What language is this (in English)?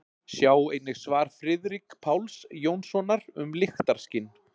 Icelandic